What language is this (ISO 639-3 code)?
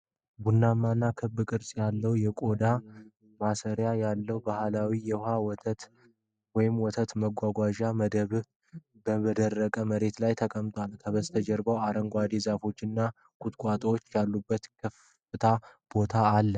amh